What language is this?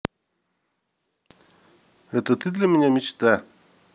Russian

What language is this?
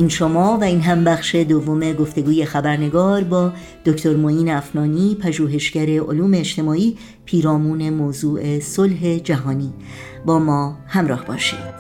Persian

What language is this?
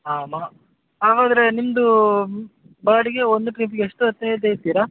Kannada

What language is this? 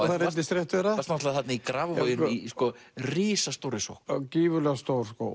Icelandic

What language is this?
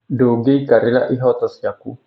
Kikuyu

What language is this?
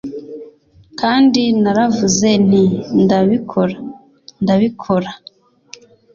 Kinyarwanda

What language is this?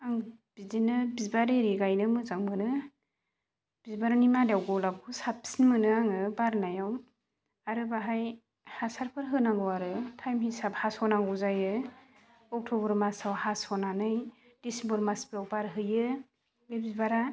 Bodo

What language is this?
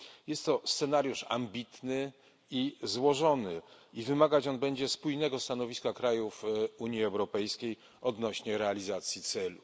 Polish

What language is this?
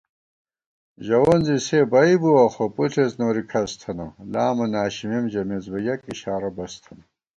Gawar-Bati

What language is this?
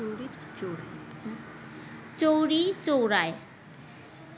Bangla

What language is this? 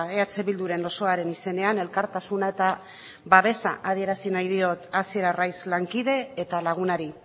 Basque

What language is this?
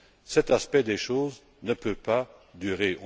French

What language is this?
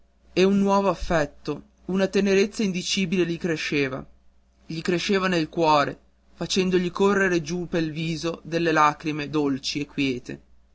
Italian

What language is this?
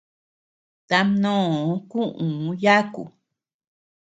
Tepeuxila Cuicatec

